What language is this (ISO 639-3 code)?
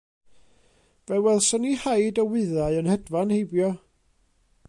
cym